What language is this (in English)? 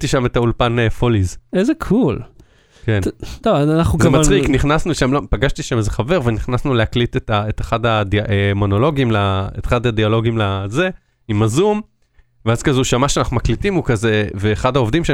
Hebrew